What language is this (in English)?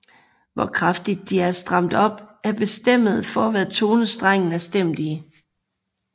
Danish